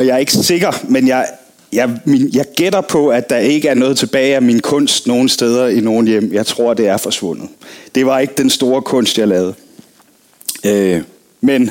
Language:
Danish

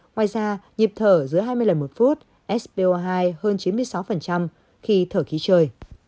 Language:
Vietnamese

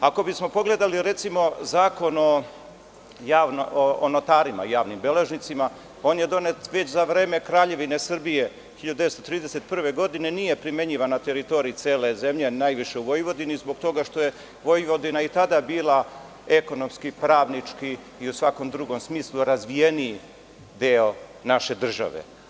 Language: Serbian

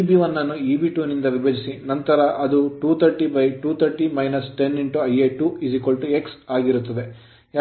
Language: Kannada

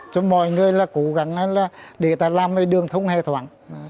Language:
Vietnamese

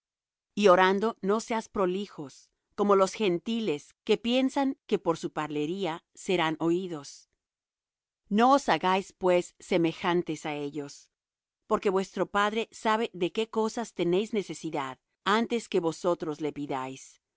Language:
Spanish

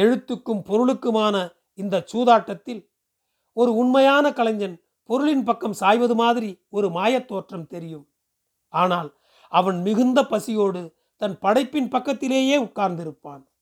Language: Tamil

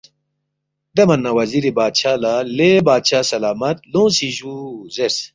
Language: Balti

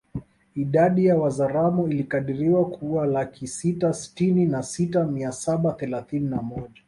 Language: Swahili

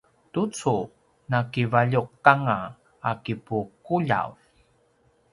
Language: Paiwan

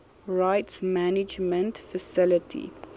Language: Afrikaans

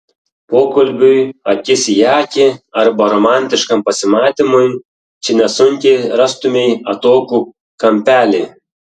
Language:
Lithuanian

